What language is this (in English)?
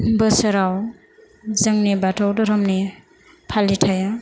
Bodo